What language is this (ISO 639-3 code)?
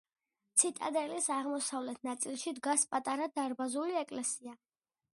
kat